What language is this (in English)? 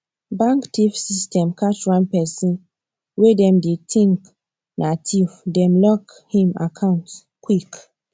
Nigerian Pidgin